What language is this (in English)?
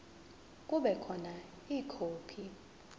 Zulu